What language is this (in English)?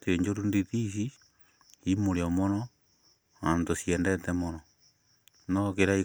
Kikuyu